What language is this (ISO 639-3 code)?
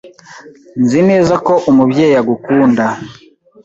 kin